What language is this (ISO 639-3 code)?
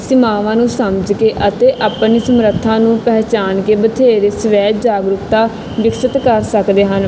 pan